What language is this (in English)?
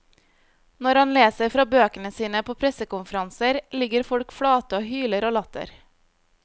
Norwegian